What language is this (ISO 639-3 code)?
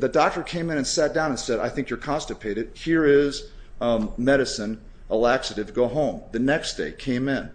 eng